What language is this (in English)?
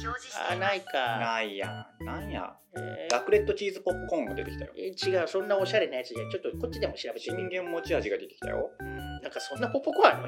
Japanese